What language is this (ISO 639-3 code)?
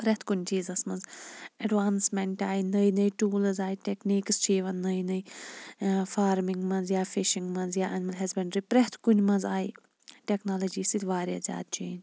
kas